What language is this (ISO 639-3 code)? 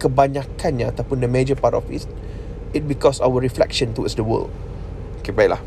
msa